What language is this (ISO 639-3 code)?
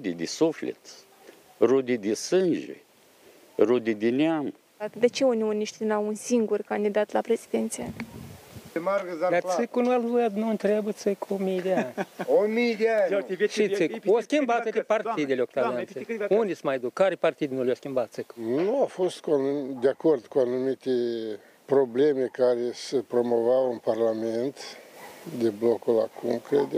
ron